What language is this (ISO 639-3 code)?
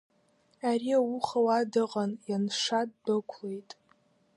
abk